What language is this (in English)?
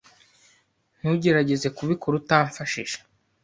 Kinyarwanda